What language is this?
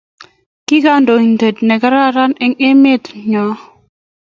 Kalenjin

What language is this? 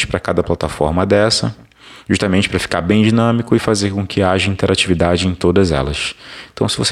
Portuguese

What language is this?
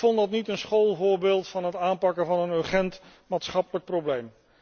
Dutch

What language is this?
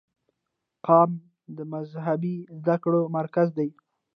Pashto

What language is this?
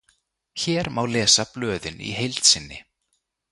Icelandic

